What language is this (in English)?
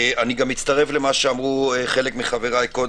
Hebrew